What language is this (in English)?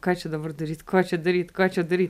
Lithuanian